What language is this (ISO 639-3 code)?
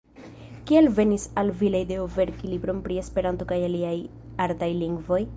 epo